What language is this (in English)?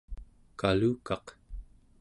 Central Yupik